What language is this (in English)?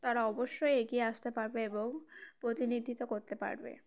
Bangla